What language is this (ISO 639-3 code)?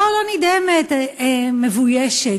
heb